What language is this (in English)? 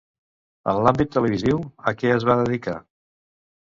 Catalan